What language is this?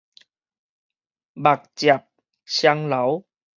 Min Nan Chinese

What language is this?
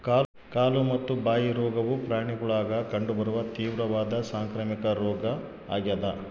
Kannada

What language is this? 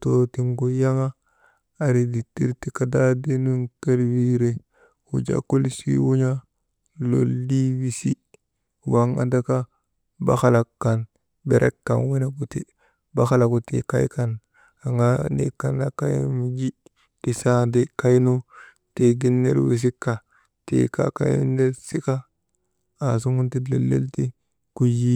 Maba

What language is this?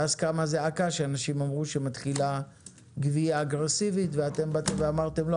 Hebrew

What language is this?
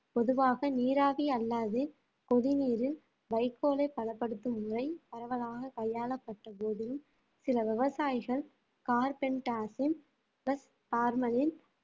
Tamil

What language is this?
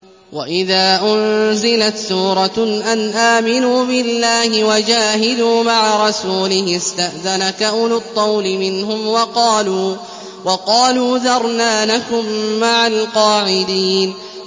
Arabic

